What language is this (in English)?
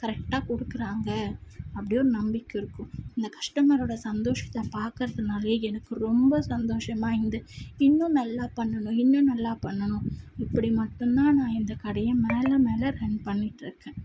Tamil